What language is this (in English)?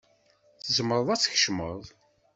Kabyle